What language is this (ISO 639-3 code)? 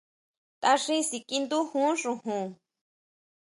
mau